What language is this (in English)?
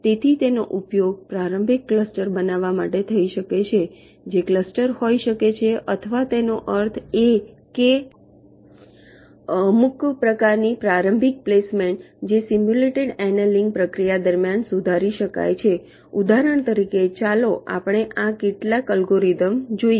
Gujarati